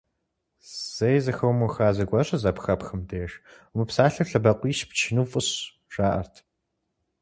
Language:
Kabardian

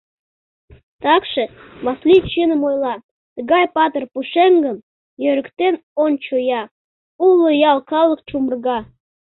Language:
Mari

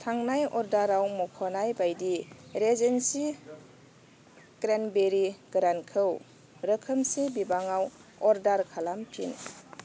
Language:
Bodo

